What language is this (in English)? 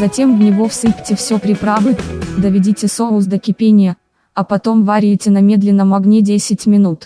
Russian